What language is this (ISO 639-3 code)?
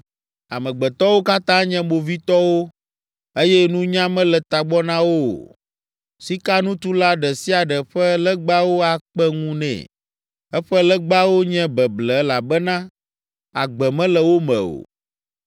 ewe